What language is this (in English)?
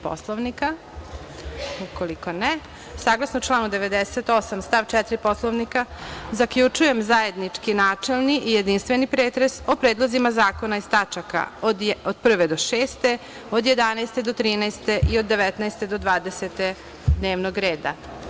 Serbian